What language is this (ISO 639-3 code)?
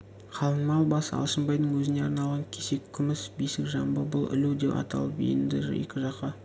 kaz